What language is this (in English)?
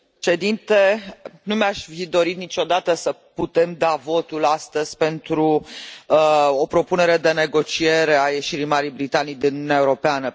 Romanian